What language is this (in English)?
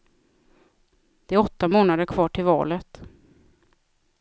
Swedish